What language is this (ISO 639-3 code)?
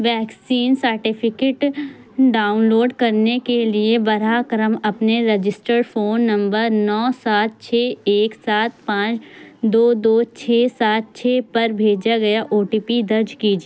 urd